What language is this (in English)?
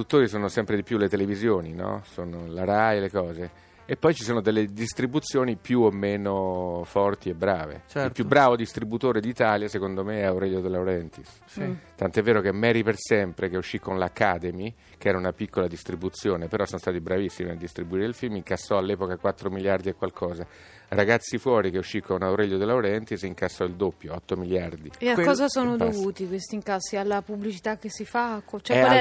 Italian